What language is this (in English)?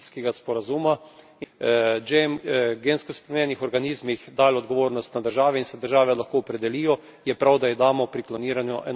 Slovenian